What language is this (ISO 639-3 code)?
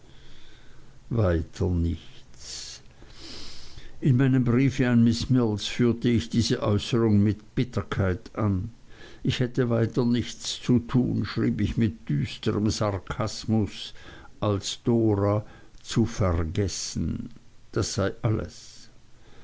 deu